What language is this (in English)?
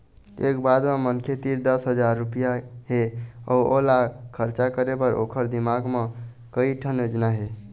Chhattisgarhi